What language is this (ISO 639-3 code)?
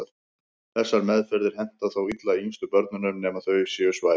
isl